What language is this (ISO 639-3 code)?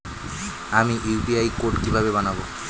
ben